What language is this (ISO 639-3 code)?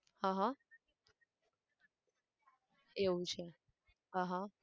guj